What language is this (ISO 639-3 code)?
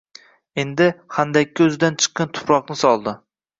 uzb